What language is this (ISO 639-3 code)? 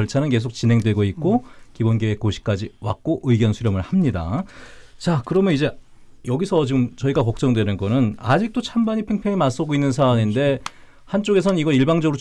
kor